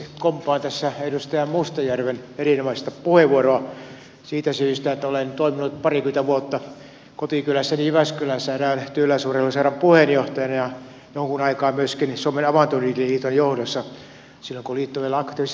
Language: Finnish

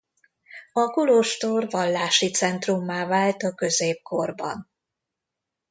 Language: Hungarian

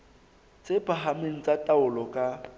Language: Southern Sotho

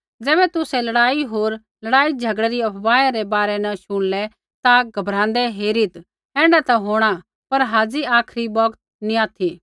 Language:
Kullu Pahari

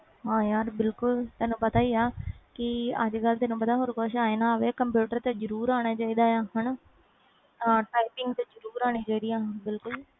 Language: Punjabi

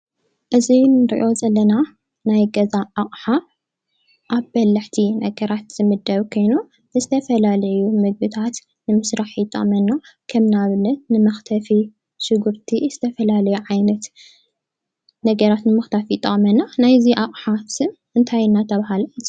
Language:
Tigrinya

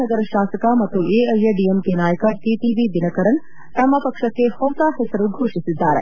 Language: Kannada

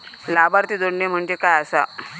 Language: Marathi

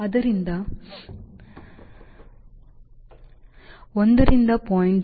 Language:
Kannada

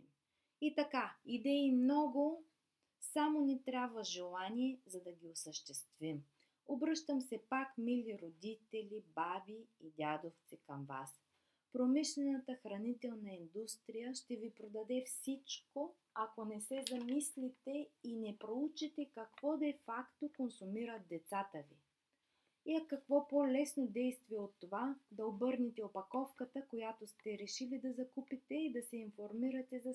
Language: Bulgarian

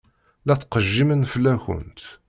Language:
Kabyle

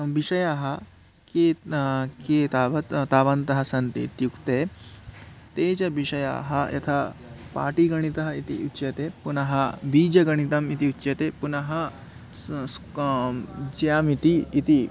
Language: Sanskrit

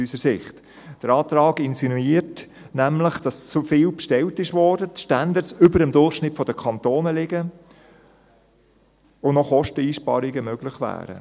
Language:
Swiss German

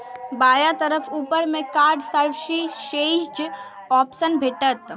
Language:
Maithili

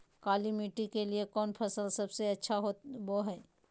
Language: Magahi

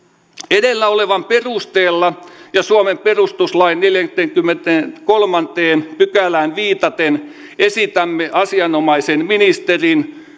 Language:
Finnish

